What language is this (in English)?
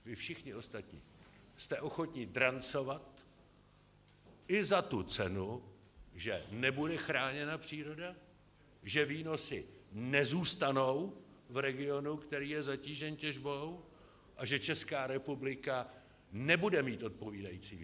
Czech